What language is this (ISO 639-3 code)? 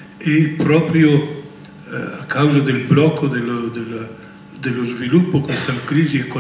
ita